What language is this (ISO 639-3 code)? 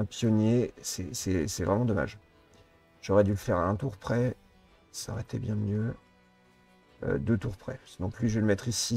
fra